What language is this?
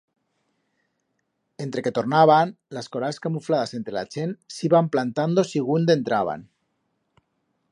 Aragonese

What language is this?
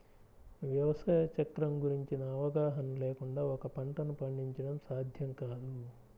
Telugu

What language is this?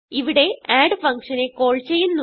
Malayalam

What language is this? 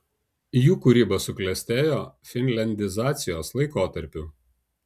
Lithuanian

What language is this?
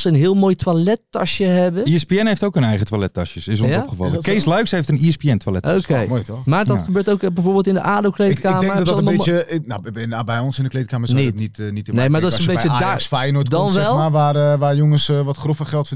Dutch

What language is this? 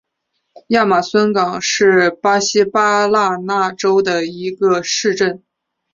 Chinese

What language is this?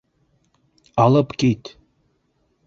Bashkir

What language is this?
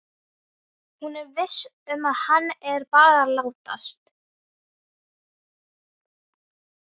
Icelandic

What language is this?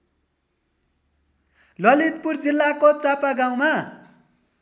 Nepali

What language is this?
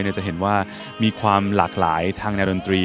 Thai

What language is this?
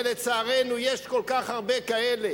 Hebrew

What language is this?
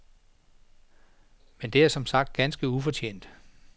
Danish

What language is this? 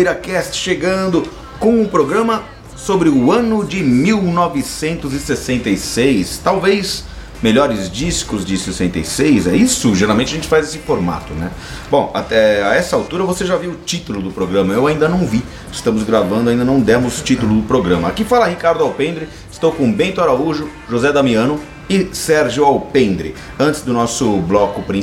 Portuguese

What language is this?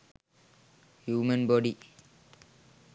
Sinhala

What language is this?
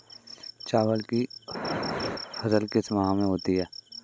Hindi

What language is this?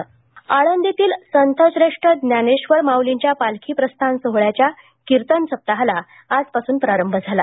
Marathi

